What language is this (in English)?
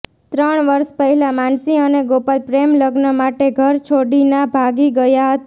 Gujarati